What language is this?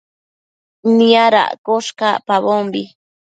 Matsés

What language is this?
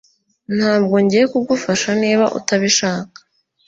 Kinyarwanda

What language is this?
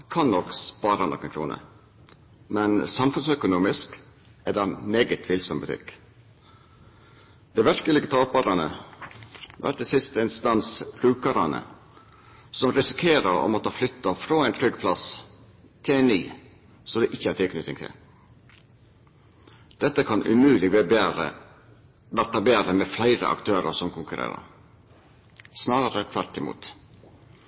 Norwegian Nynorsk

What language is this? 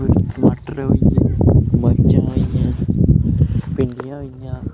Dogri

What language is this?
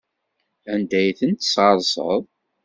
Kabyle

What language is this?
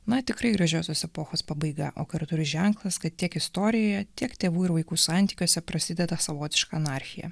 Lithuanian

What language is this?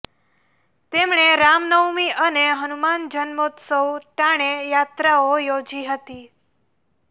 Gujarati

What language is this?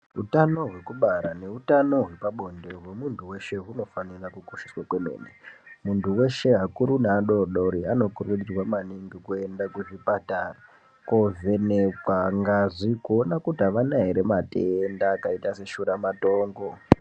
Ndau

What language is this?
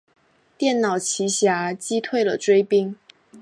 Chinese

